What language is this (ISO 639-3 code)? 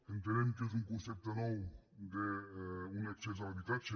cat